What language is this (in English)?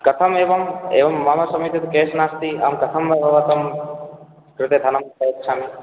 Sanskrit